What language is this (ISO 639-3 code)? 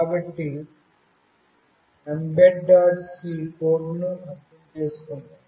tel